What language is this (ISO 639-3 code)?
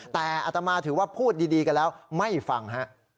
tha